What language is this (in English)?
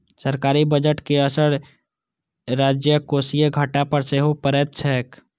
Maithili